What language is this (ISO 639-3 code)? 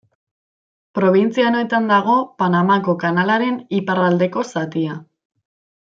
eus